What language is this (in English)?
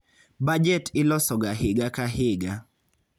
Luo (Kenya and Tanzania)